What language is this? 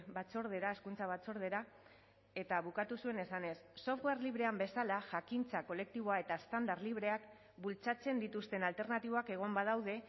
Basque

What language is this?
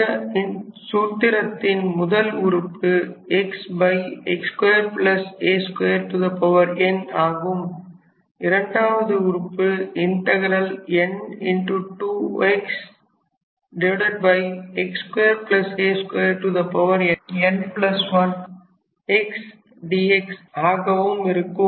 Tamil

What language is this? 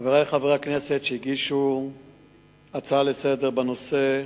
Hebrew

